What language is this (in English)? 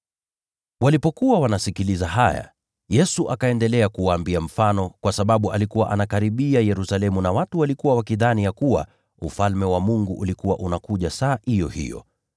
Swahili